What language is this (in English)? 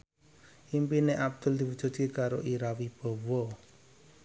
Javanese